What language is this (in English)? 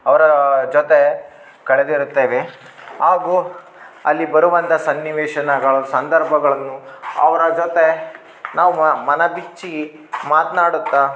Kannada